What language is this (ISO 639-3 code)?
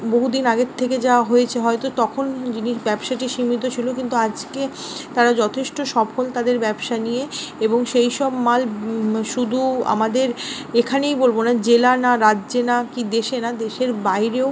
ben